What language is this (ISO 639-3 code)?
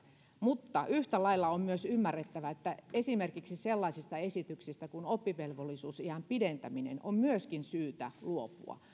fin